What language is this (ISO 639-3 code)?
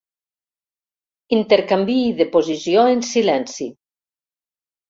cat